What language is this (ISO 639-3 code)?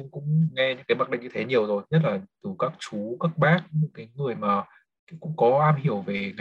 vie